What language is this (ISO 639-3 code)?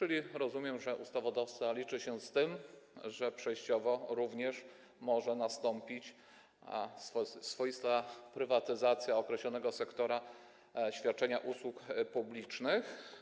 pol